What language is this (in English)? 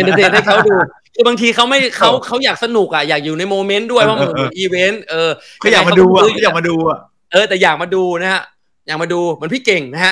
Thai